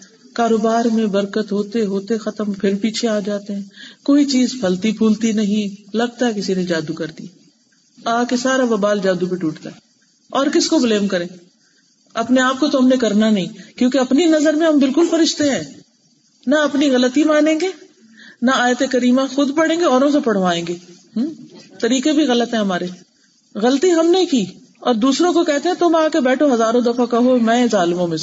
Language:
Urdu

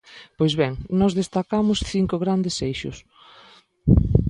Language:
Galician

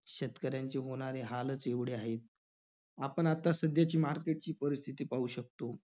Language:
Marathi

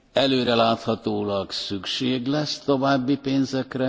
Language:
Hungarian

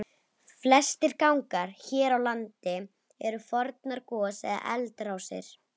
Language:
Icelandic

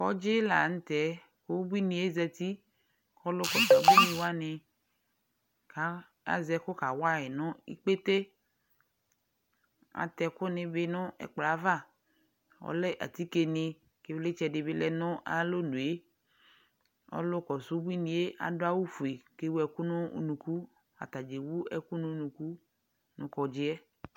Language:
Ikposo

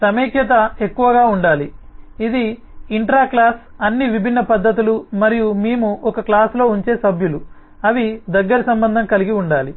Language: Telugu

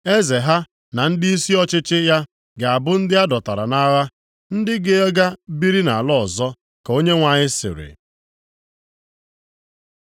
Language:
Igbo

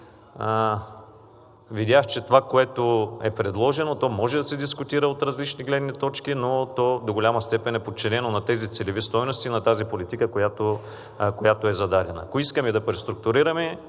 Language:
Bulgarian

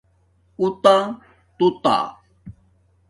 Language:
Domaaki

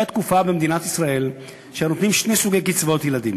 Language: Hebrew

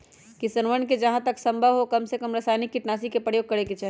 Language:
Magahi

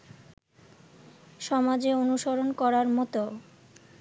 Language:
Bangla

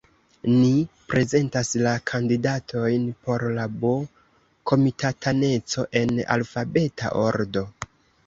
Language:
Esperanto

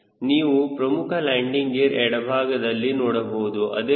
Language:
Kannada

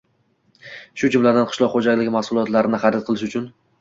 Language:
Uzbek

